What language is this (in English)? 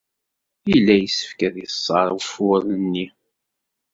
Kabyle